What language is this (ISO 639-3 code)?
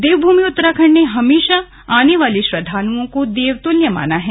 hin